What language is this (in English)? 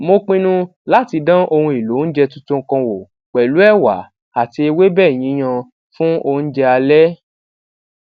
Yoruba